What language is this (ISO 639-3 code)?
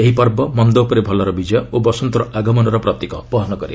ori